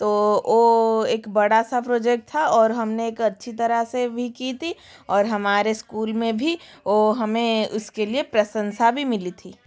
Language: Hindi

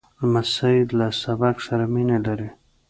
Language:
Pashto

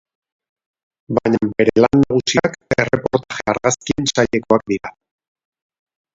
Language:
Basque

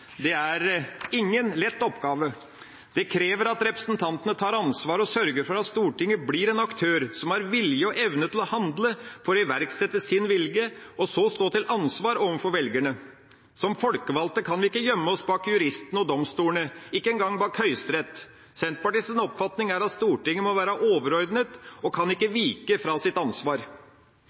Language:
Norwegian Bokmål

